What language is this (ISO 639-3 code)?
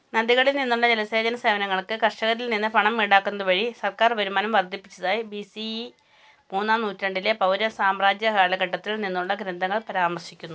mal